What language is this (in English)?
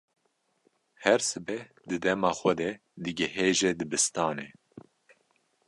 Kurdish